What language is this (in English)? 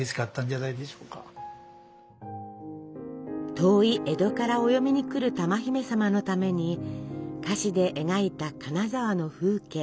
Japanese